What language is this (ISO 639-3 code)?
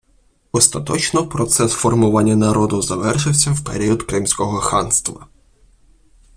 ukr